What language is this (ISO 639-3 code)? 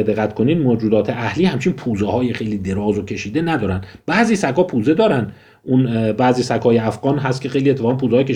fas